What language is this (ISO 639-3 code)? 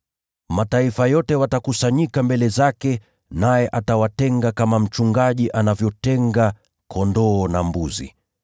swa